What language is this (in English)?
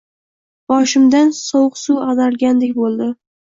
Uzbek